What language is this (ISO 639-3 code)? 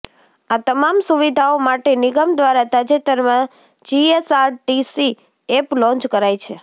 guj